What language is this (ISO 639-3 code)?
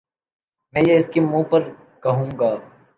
urd